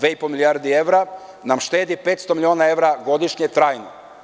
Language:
Serbian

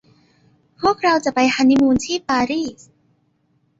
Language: Thai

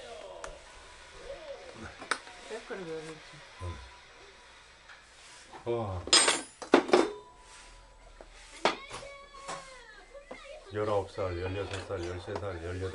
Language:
Korean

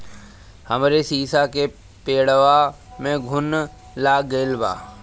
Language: Bhojpuri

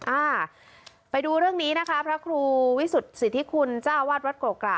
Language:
Thai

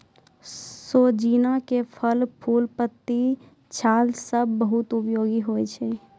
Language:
Maithili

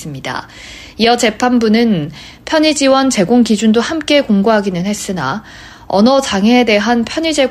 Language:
Korean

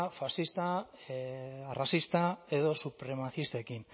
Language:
Basque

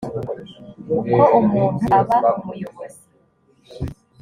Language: Kinyarwanda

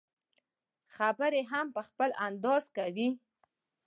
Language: Pashto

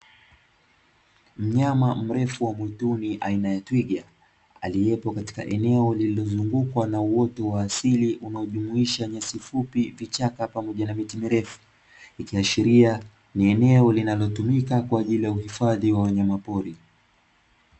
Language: Swahili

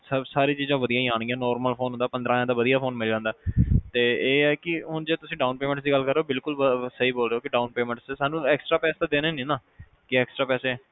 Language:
Punjabi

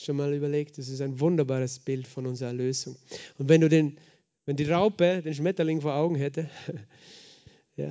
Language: German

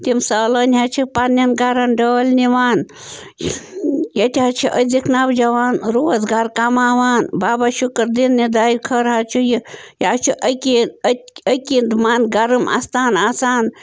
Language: Kashmiri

